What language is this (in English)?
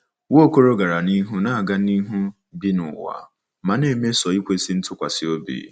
Igbo